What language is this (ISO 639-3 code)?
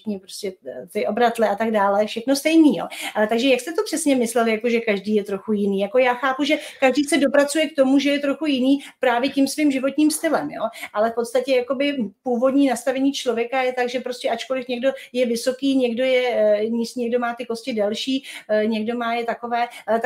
ces